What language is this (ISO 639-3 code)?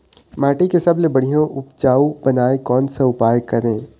hne